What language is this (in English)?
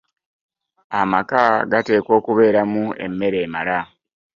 Ganda